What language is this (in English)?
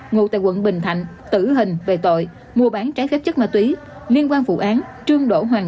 Vietnamese